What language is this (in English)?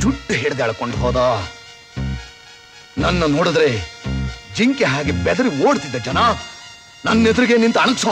Hindi